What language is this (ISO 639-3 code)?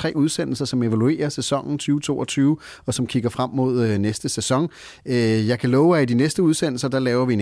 dan